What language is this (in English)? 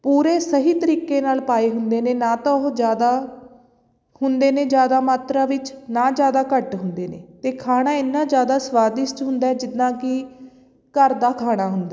Punjabi